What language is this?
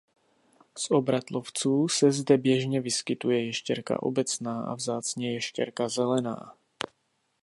Czech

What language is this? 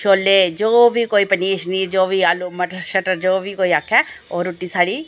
Dogri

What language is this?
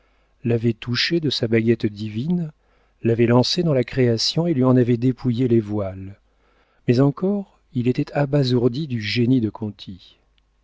French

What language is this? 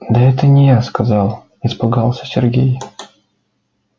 Russian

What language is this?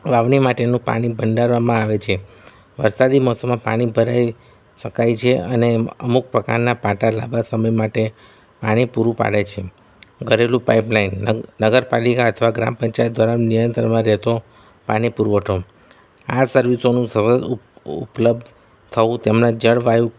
Gujarati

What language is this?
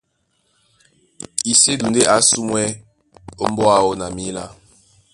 Duala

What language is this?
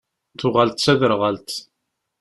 Kabyle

